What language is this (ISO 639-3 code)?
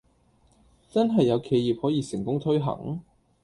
yue